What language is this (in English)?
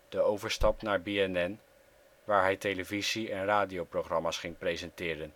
Dutch